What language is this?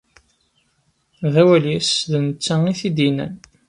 Kabyle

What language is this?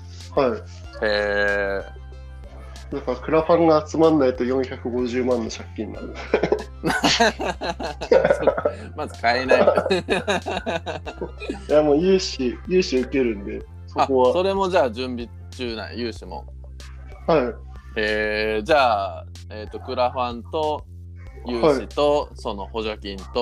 Japanese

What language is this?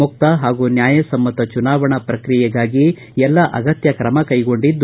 Kannada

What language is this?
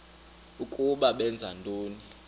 Xhosa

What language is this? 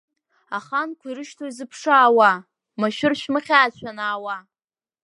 Abkhazian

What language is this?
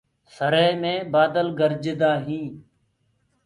Gurgula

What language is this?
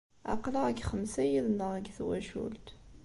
Kabyle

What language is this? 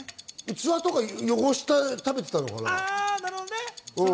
Japanese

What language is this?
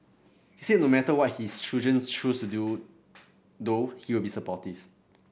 English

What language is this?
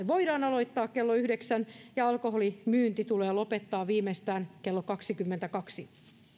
Finnish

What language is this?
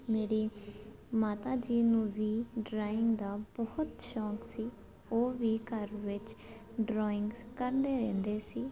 Punjabi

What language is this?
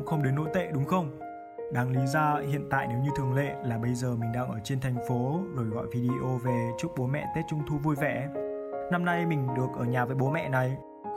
Vietnamese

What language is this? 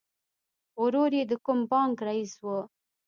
Pashto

